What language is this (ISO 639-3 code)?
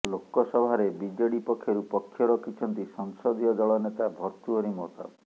ori